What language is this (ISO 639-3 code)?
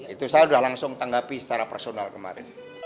ind